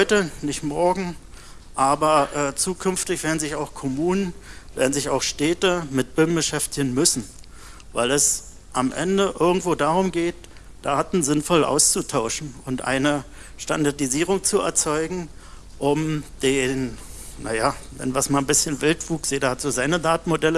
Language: German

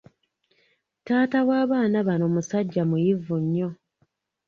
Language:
Ganda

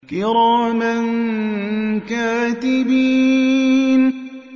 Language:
Arabic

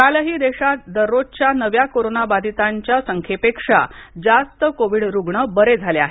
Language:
Marathi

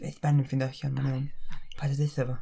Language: Welsh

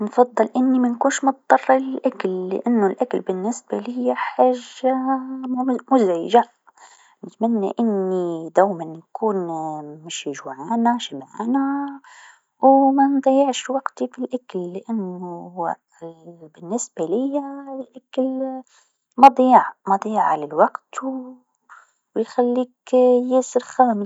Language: Tunisian Arabic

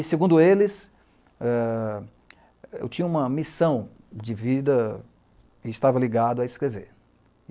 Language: Portuguese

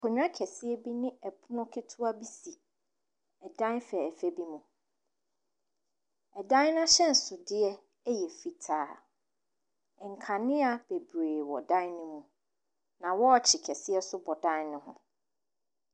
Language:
Akan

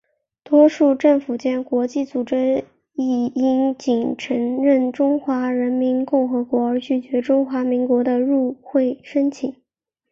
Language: Chinese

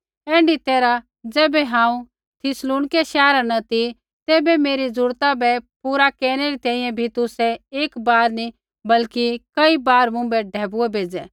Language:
Kullu Pahari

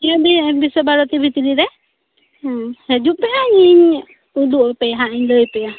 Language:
Santali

